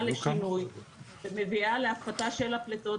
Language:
Hebrew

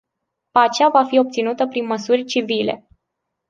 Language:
Romanian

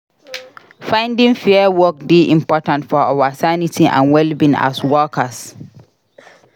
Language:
Nigerian Pidgin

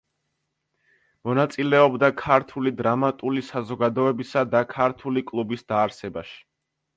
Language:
Georgian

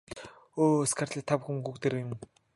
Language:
Mongolian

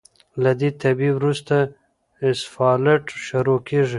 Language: Pashto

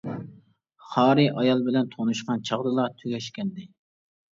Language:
Uyghur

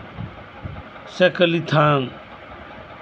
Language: Santali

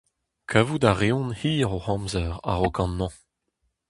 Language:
Breton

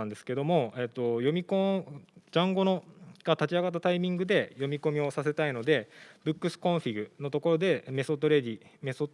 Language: Japanese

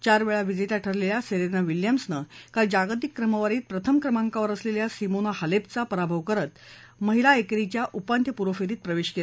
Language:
Marathi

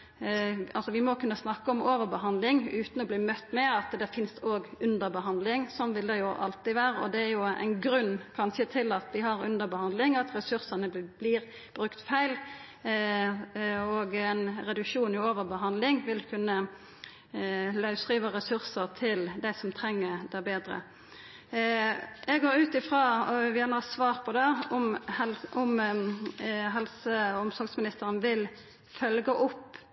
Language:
Norwegian Nynorsk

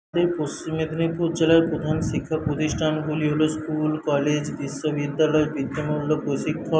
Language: Bangla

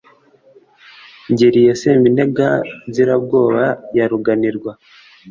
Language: Kinyarwanda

